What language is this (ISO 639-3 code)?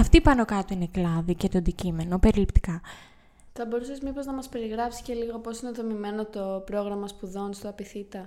ell